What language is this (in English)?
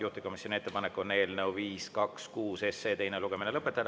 Estonian